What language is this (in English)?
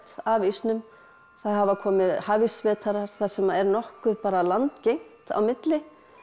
Icelandic